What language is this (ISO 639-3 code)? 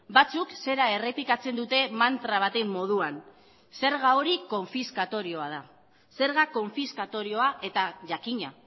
eus